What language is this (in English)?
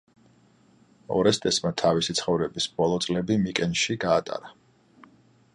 Georgian